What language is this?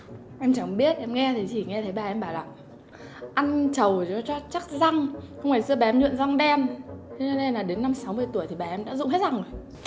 Vietnamese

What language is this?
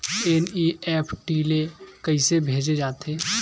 Chhattisgarhi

